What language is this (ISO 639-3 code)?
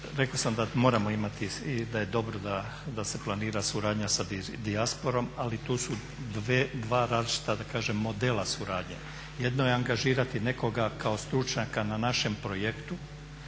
hrv